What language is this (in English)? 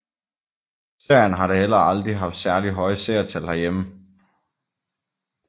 Danish